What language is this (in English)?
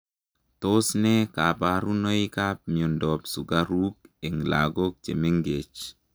Kalenjin